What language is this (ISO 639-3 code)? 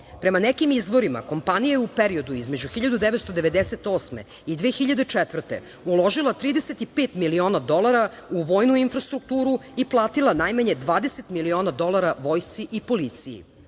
srp